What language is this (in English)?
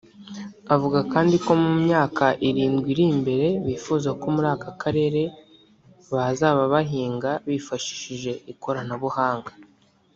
Kinyarwanda